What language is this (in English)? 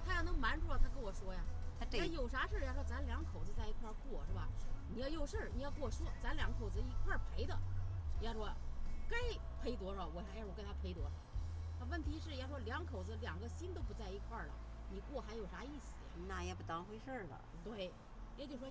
Chinese